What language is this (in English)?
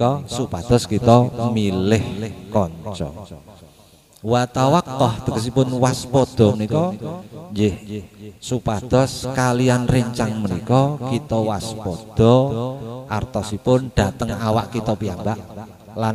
Indonesian